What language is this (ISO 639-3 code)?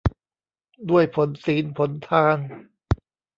tha